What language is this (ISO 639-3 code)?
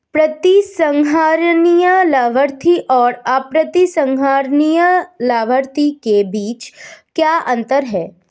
hin